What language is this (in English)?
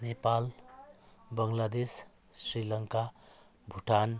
Nepali